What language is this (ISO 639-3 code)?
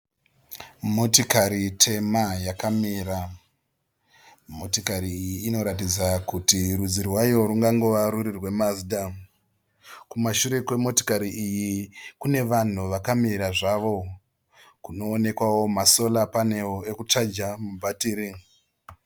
sna